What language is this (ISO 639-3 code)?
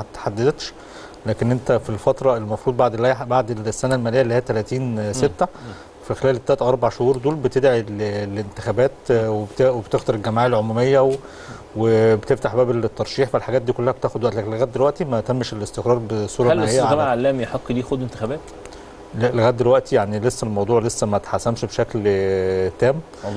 ara